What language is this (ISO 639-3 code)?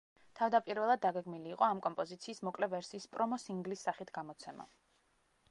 kat